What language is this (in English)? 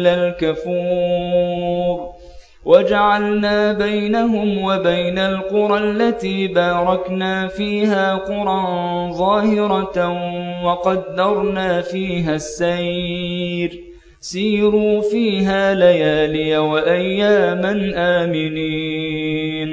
Arabic